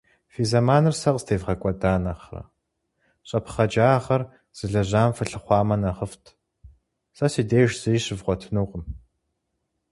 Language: Kabardian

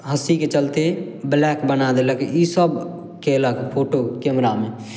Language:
Maithili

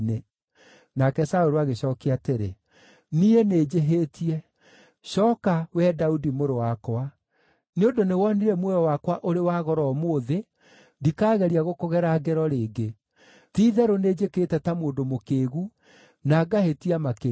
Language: Kikuyu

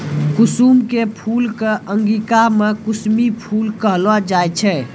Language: Maithili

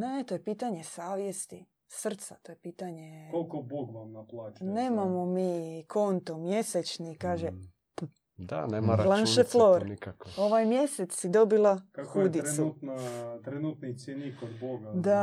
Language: Croatian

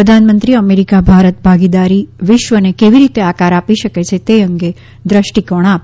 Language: Gujarati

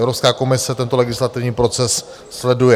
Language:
Czech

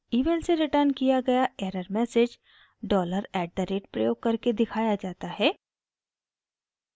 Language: Hindi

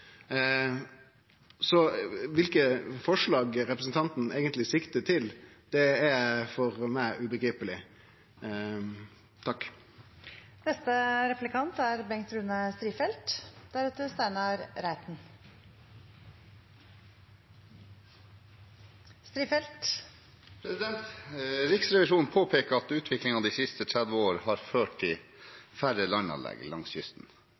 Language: Norwegian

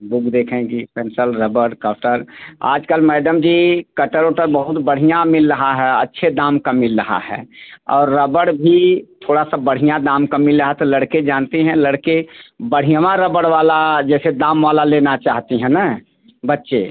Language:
Hindi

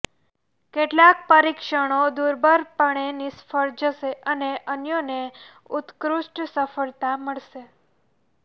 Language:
Gujarati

